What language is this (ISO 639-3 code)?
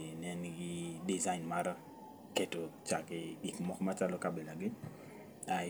luo